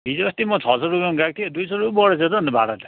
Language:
Nepali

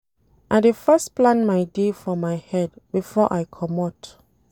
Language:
Nigerian Pidgin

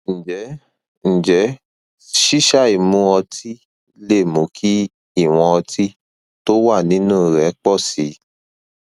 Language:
Yoruba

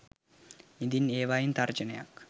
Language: Sinhala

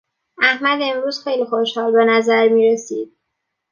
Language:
Persian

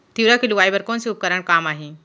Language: Chhattisgarhi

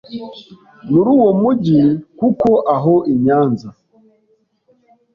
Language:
Kinyarwanda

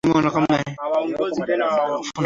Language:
Swahili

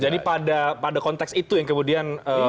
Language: Indonesian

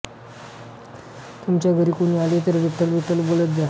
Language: Marathi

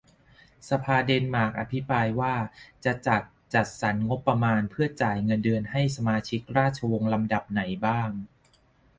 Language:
Thai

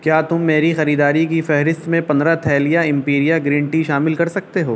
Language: Urdu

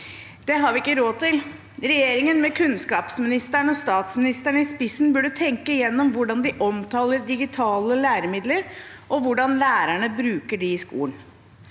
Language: Norwegian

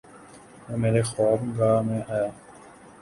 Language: Urdu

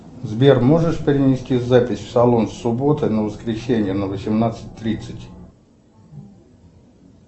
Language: Russian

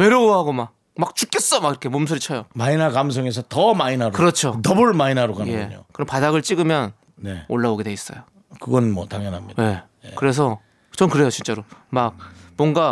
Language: Korean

